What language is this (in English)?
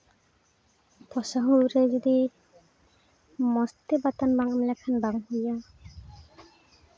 Santali